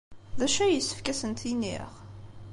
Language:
Kabyle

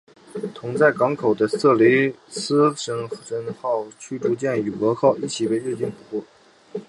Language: Chinese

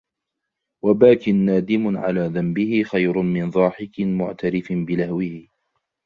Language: Arabic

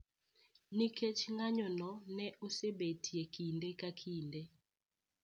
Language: Luo (Kenya and Tanzania)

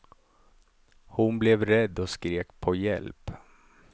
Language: Swedish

